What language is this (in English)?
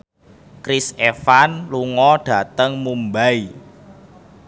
Javanese